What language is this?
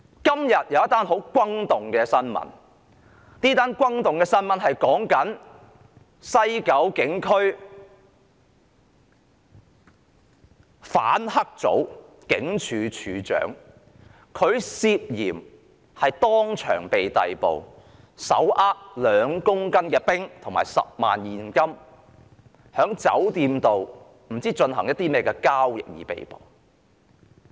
Cantonese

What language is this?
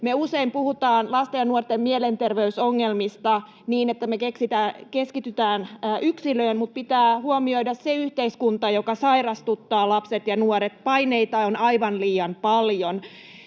Finnish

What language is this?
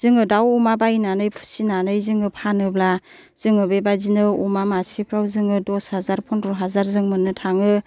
Bodo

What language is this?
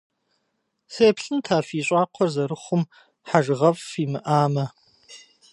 Kabardian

